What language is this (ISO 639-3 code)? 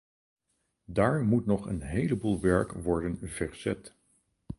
nld